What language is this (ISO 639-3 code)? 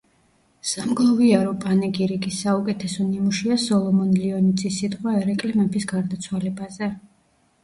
kat